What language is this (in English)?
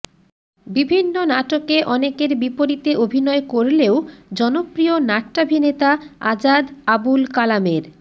Bangla